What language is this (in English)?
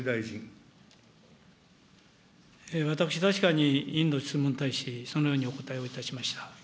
Japanese